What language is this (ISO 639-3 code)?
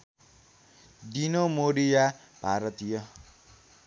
nep